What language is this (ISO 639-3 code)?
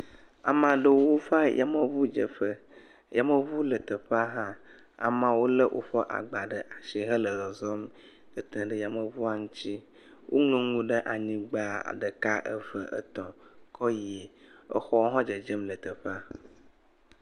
ewe